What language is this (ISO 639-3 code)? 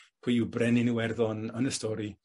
cym